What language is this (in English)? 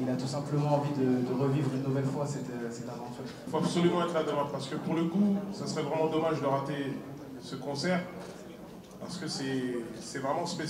French